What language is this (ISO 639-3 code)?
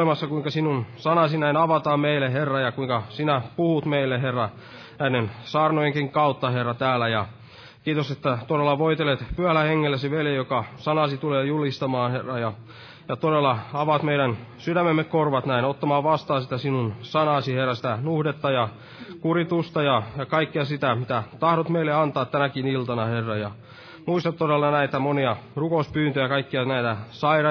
fin